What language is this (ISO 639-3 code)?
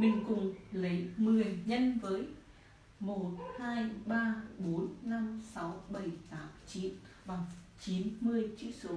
vie